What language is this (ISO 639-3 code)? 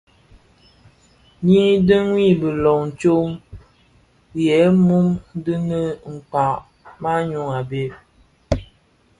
ksf